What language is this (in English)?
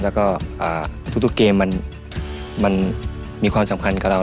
Thai